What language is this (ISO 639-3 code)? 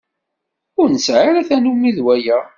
kab